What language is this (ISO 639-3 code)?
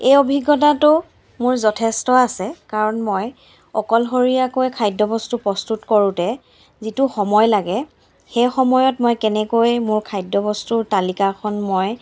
asm